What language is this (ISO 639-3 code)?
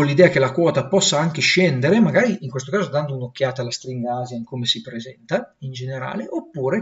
ita